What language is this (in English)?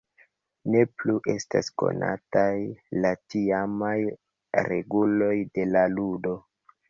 Esperanto